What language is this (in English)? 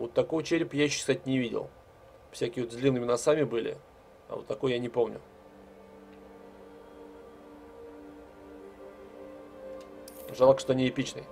Russian